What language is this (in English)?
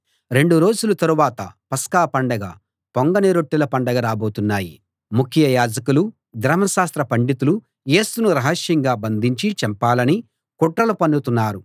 Telugu